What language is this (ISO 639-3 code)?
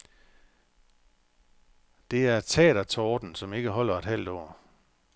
dan